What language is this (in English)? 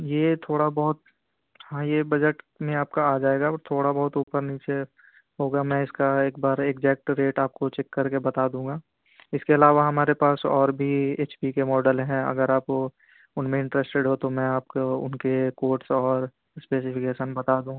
Urdu